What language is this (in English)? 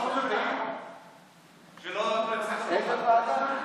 Hebrew